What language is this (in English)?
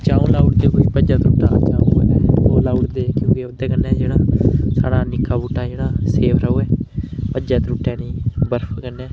Dogri